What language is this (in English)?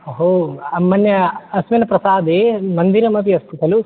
Sanskrit